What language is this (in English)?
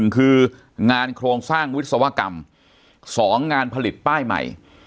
Thai